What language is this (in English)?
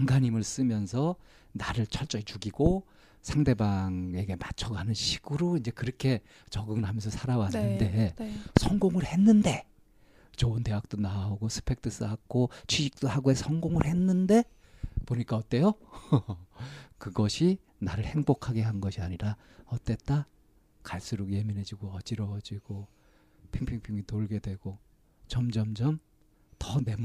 Korean